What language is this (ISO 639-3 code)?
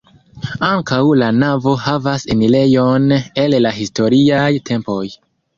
epo